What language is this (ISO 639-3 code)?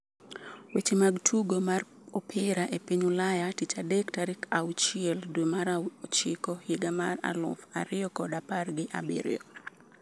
luo